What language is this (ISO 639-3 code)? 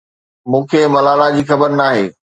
snd